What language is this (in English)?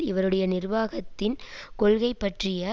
Tamil